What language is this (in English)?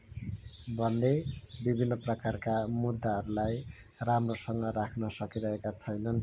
Nepali